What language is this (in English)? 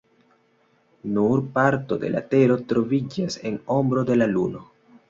Esperanto